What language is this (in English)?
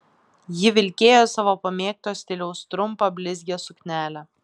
Lithuanian